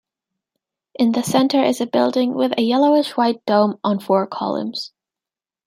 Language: English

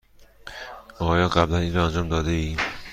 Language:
Persian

